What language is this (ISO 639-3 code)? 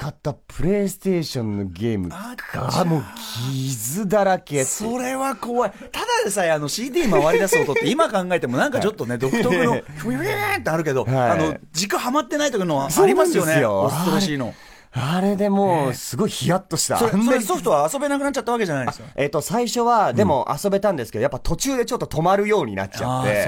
jpn